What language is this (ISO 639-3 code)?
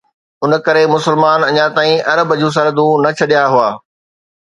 snd